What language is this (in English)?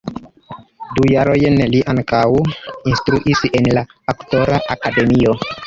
Esperanto